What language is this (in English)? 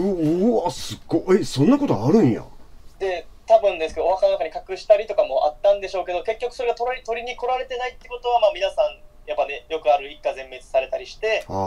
Japanese